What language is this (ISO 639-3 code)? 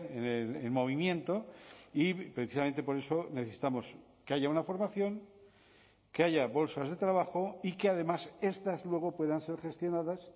spa